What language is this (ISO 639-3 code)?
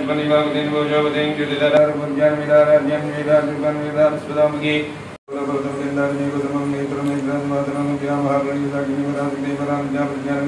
hin